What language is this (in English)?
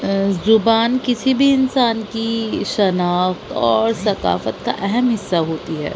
Urdu